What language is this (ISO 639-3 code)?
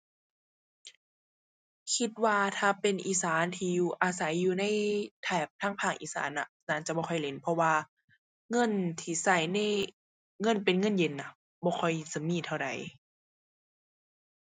tha